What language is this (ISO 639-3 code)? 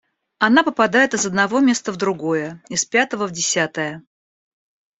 rus